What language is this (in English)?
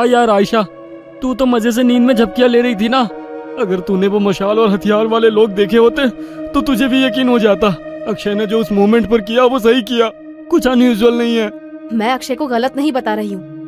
Hindi